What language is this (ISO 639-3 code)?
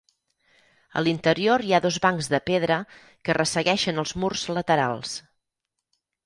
cat